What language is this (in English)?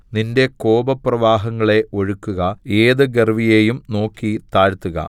Malayalam